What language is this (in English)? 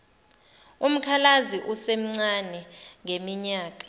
Zulu